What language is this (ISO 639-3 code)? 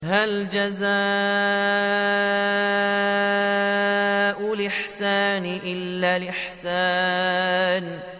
ara